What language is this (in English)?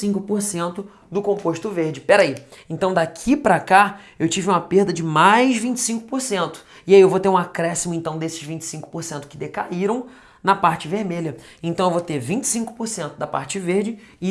Portuguese